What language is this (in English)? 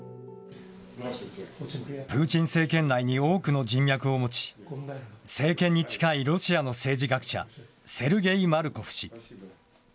Japanese